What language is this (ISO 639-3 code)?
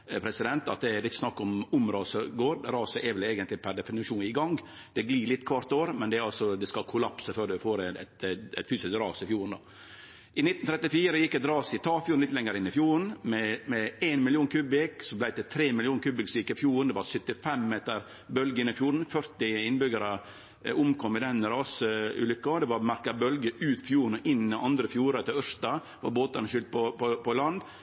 nno